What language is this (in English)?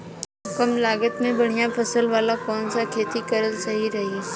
Bhojpuri